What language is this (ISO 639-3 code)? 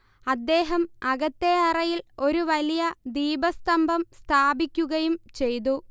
mal